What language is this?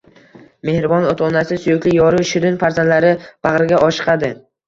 Uzbek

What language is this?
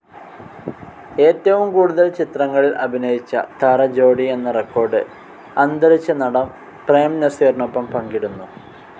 Malayalam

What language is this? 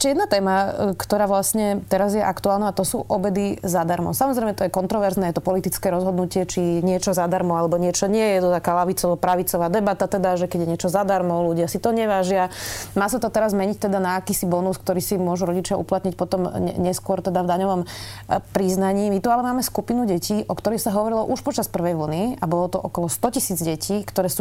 Slovak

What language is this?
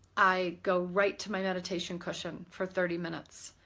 English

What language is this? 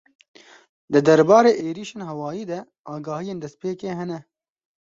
Kurdish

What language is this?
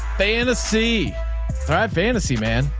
English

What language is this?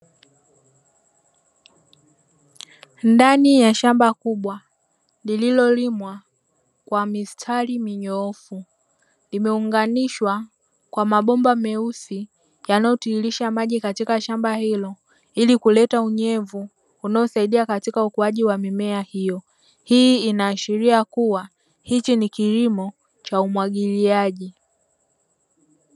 Swahili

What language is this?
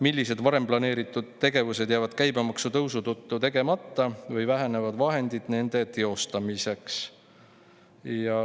Estonian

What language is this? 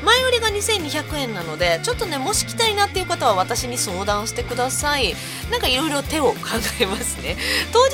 Japanese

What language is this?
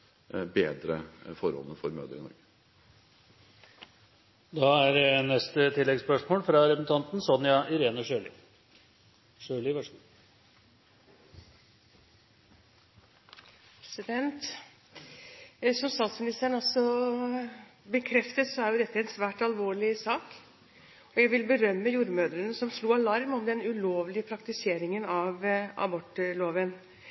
Norwegian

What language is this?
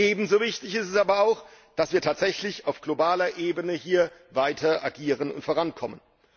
German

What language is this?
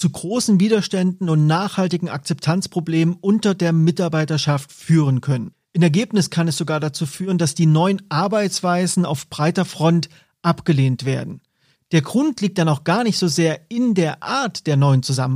German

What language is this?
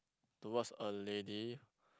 English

